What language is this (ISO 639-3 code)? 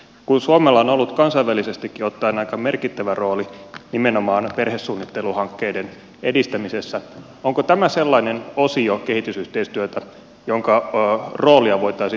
fin